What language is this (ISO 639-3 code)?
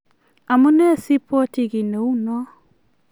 kln